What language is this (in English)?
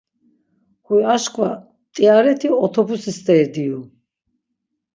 Laz